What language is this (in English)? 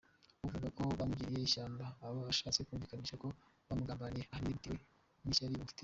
Kinyarwanda